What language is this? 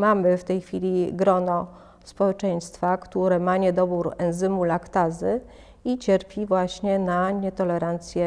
Polish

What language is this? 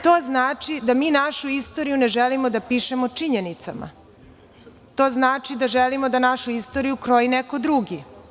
Serbian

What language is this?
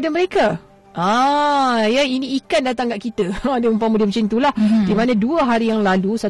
Malay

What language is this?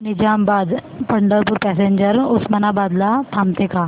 Marathi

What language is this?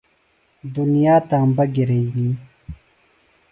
Phalura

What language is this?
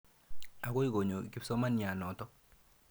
Kalenjin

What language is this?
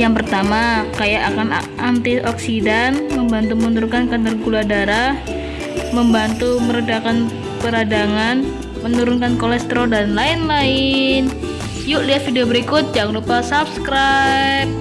Indonesian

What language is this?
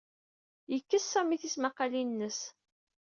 Kabyle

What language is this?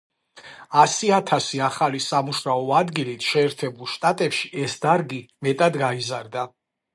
Georgian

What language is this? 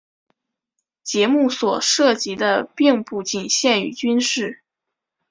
Chinese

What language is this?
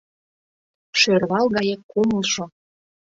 Mari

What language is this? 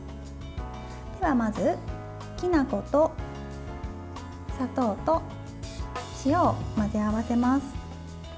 Japanese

